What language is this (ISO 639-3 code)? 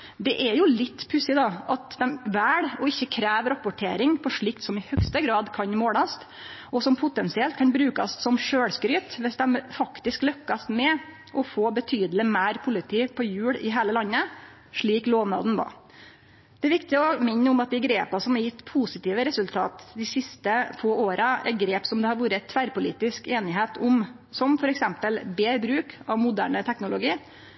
nno